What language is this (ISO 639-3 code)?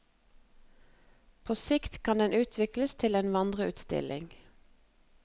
nor